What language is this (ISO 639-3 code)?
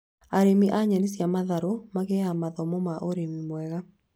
kik